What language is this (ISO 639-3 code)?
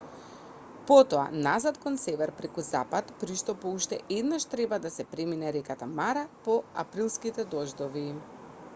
mkd